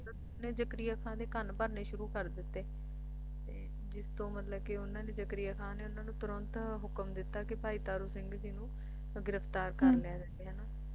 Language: Punjabi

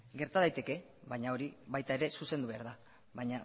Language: Basque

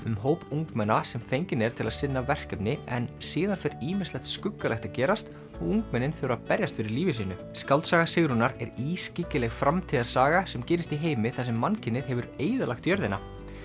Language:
Icelandic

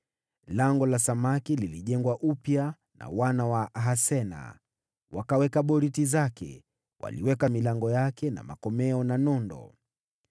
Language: Swahili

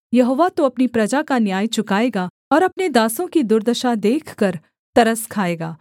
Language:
Hindi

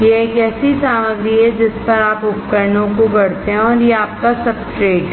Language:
Hindi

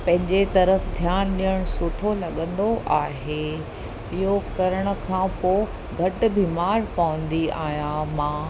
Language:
Sindhi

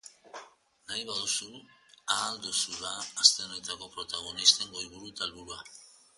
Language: Basque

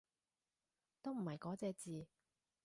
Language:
Cantonese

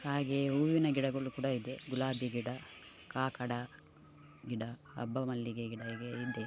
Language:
Kannada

